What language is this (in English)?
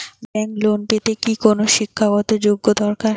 Bangla